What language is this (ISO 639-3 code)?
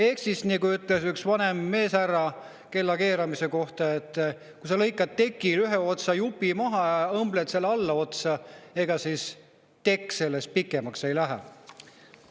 est